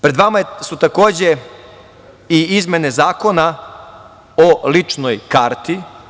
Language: Serbian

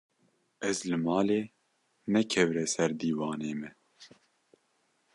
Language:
Kurdish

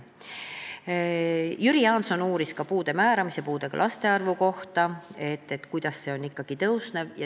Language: Estonian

